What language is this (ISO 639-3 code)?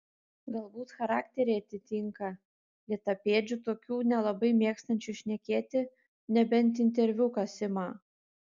lit